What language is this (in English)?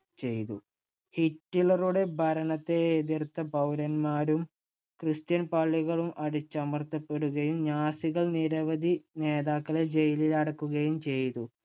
Malayalam